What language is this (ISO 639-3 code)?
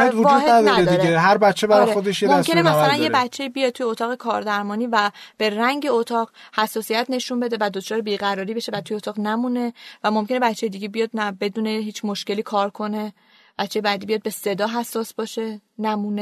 fas